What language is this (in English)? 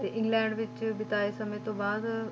Punjabi